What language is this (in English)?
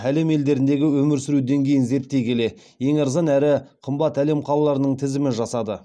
Kazakh